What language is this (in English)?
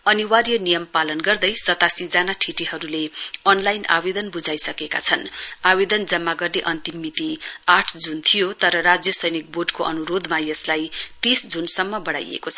Nepali